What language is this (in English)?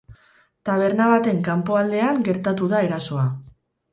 Basque